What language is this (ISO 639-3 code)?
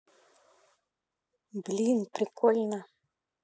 rus